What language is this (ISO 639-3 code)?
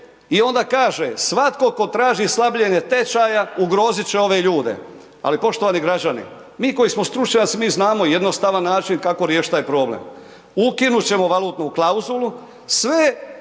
hrv